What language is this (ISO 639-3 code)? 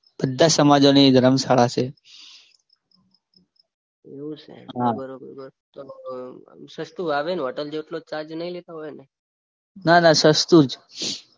guj